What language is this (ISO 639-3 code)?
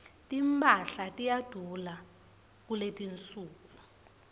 ssw